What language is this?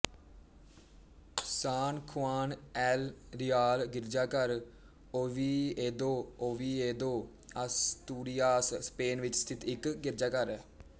Punjabi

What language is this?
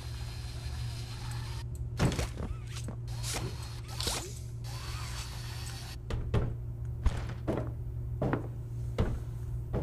Korean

